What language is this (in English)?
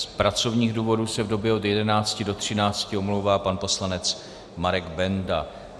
Czech